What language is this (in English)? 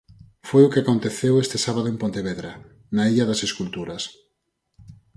Galician